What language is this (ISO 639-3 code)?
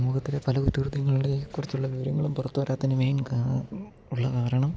mal